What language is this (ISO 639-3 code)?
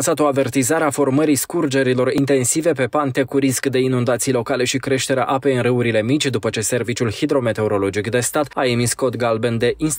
ron